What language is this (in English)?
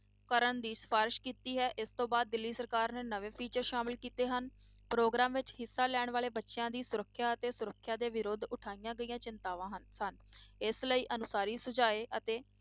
Punjabi